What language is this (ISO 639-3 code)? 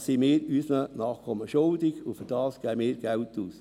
gsw